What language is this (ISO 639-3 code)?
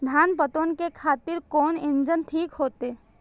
mai